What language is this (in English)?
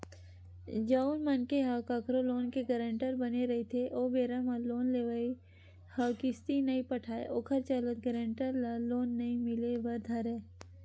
Chhattisgarhi